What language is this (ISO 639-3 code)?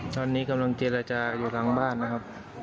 tha